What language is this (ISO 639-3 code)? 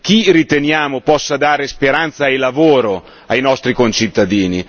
ita